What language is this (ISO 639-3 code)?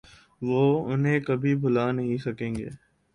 urd